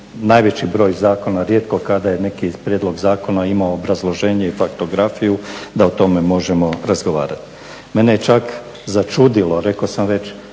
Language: Croatian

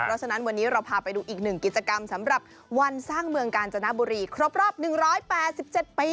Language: Thai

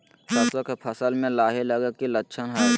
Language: Magahi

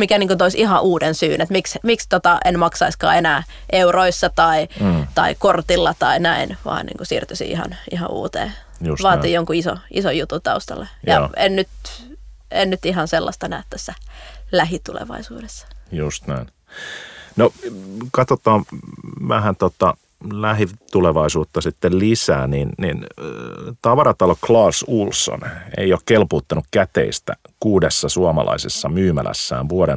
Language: Finnish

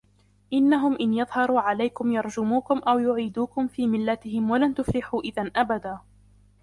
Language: Arabic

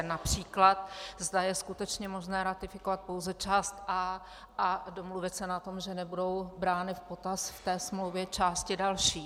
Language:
Czech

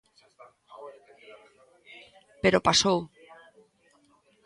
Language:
Galician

